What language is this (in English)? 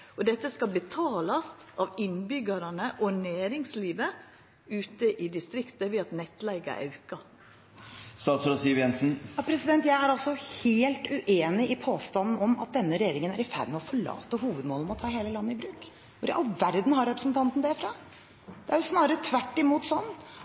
Norwegian